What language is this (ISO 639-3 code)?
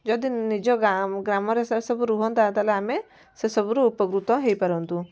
ori